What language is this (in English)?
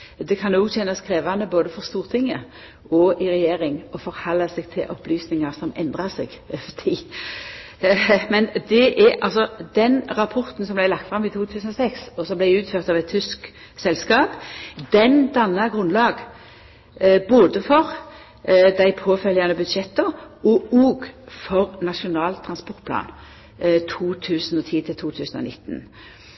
Norwegian Nynorsk